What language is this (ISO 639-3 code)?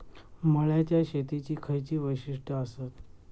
mar